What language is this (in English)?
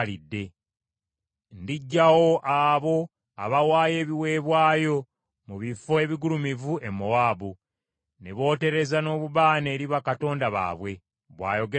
Ganda